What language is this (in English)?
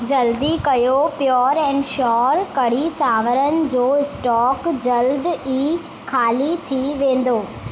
Sindhi